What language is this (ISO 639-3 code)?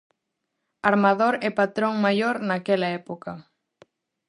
glg